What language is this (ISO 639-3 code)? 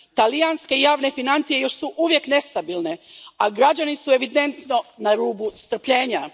hrv